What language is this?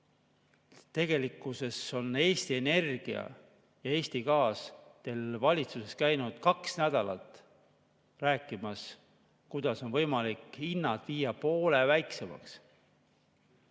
Estonian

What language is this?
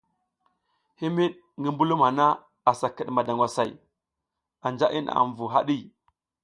South Giziga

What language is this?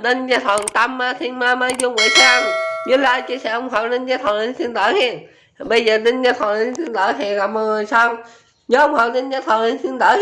Vietnamese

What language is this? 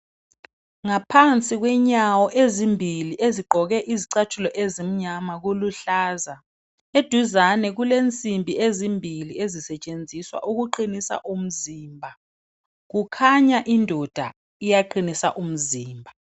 North Ndebele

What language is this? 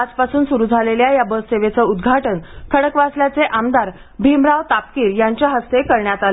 Marathi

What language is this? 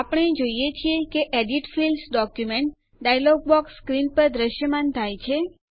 Gujarati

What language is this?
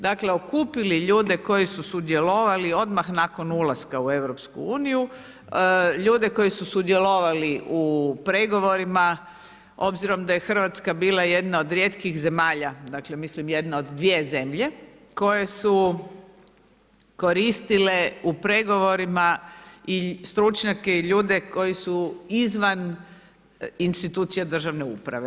Croatian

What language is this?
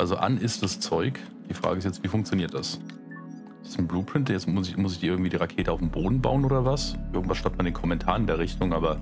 German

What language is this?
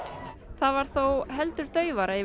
Icelandic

